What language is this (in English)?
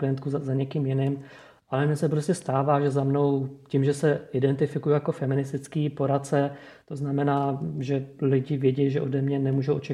Czech